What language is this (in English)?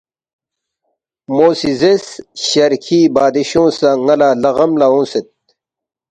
Balti